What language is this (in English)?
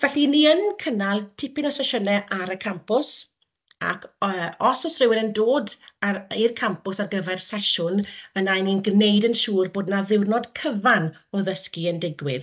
Welsh